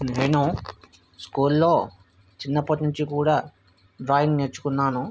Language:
Telugu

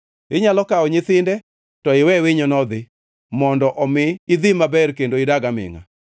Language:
Luo (Kenya and Tanzania)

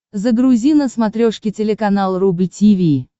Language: Russian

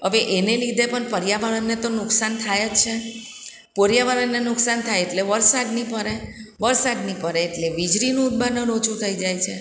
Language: Gujarati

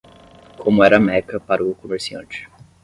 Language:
Portuguese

